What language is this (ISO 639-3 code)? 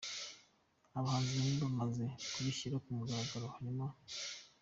kin